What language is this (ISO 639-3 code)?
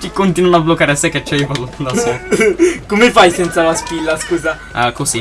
ita